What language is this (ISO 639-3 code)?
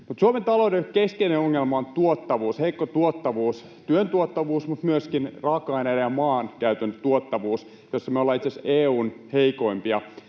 fin